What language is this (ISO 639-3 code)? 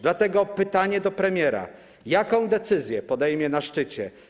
pol